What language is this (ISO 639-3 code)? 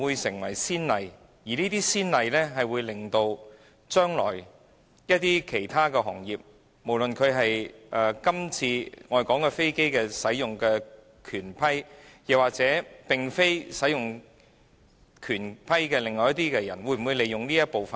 yue